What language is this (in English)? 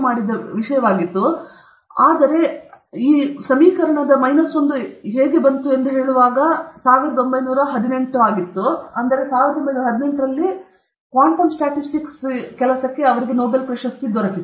Kannada